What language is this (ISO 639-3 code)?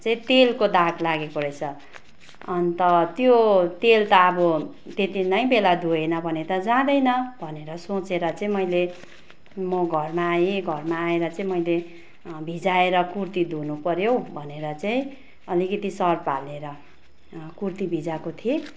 nep